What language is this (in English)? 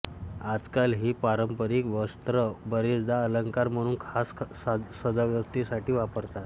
Marathi